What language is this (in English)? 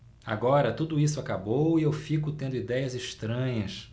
Portuguese